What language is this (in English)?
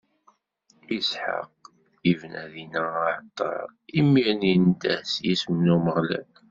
Kabyle